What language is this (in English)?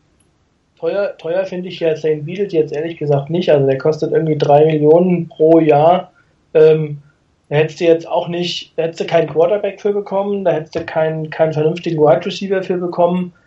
German